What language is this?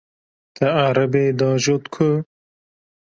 Kurdish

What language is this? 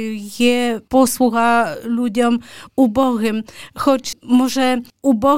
Ukrainian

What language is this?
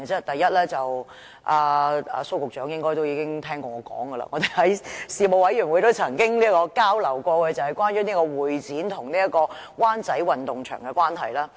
Cantonese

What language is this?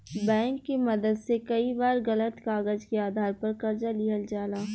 Bhojpuri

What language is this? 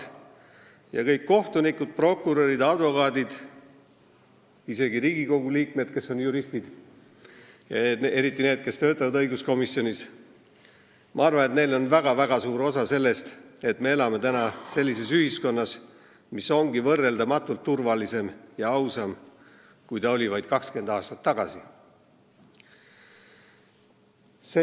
Estonian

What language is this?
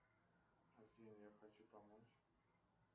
Russian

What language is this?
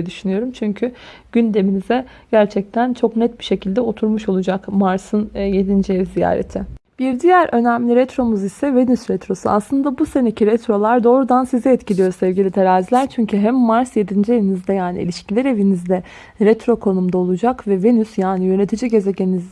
Turkish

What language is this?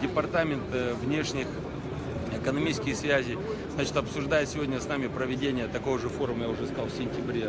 Russian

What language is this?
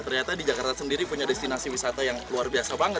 Indonesian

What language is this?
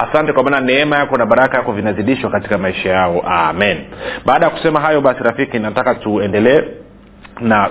Swahili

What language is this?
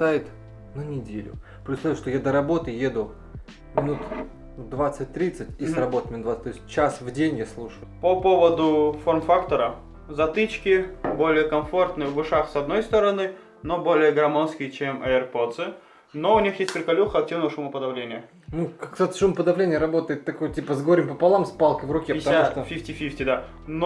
Russian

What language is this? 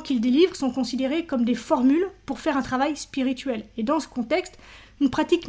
French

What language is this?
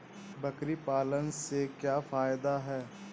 Hindi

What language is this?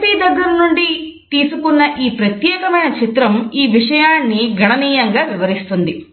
Telugu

